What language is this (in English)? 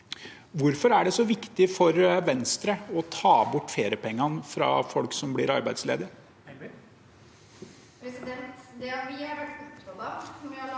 Norwegian